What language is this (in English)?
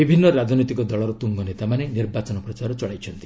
Odia